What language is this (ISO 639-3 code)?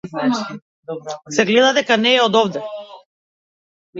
mkd